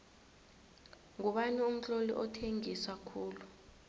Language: South Ndebele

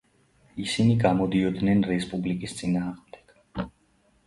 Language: Georgian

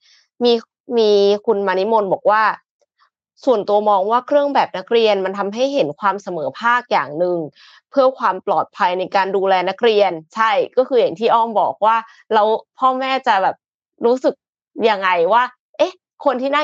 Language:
Thai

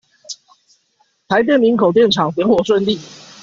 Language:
Chinese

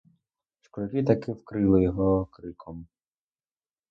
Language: Ukrainian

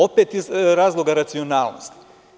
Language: Serbian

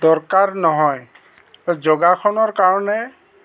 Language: Assamese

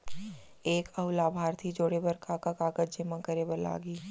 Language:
Chhattisgarhi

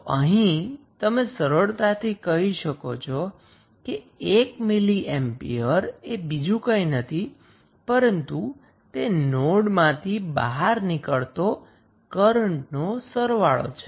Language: Gujarati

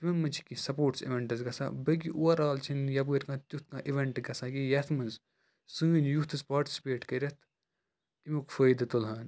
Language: Kashmiri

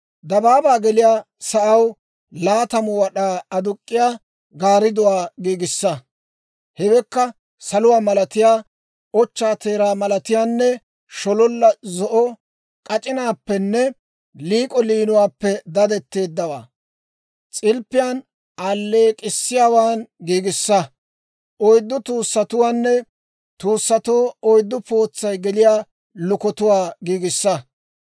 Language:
Dawro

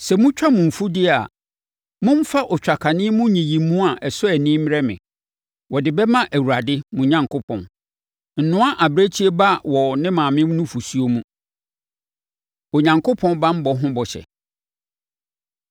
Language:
Akan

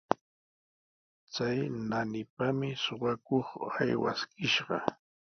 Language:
Sihuas Ancash Quechua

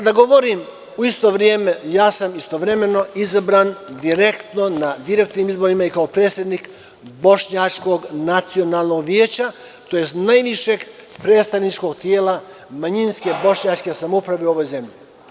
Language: Serbian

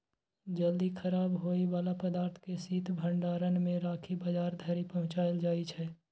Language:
Maithili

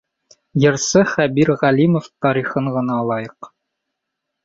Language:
Bashkir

